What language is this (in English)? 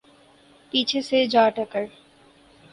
Urdu